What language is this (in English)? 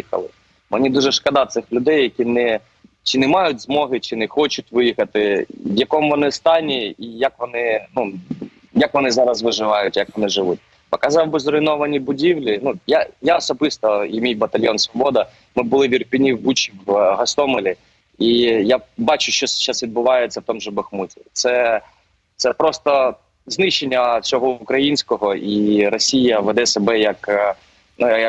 Ukrainian